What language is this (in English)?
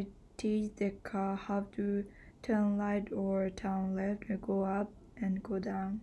English